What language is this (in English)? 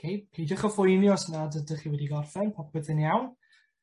Welsh